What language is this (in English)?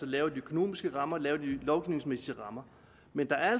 Danish